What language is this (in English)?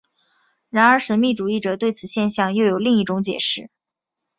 Chinese